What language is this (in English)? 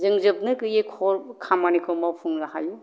Bodo